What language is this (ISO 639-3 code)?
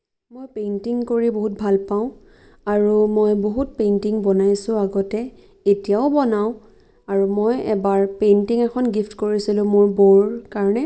asm